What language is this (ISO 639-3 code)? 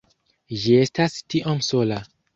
epo